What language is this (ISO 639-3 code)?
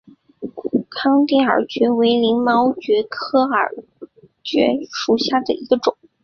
zho